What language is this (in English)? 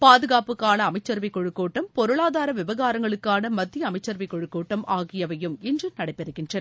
Tamil